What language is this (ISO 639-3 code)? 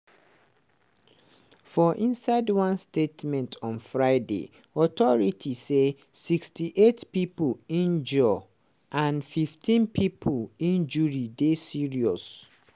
pcm